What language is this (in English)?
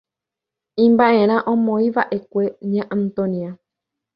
Guarani